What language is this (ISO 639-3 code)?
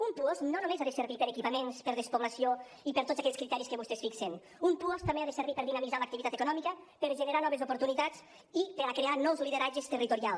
cat